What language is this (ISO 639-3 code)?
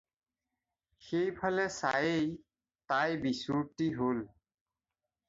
asm